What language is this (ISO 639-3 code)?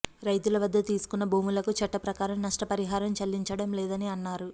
tel